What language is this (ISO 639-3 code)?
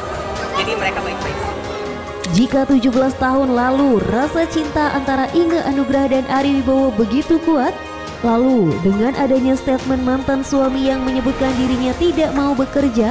ind